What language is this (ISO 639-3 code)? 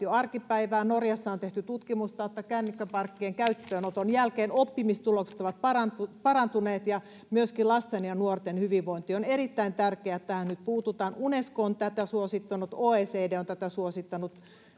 fin